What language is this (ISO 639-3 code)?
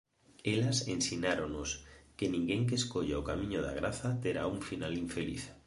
glg